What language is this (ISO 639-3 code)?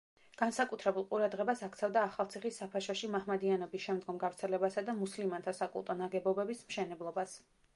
kat